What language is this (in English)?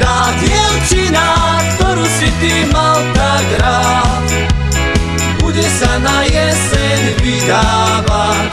Slovak